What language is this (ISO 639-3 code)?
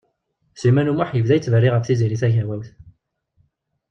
kab